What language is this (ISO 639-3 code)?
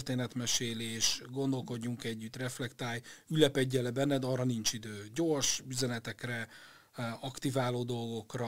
hun